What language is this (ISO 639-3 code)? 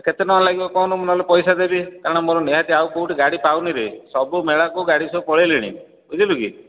ori